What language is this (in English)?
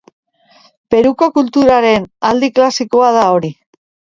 Basque